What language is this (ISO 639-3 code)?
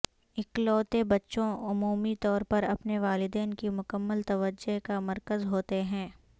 urd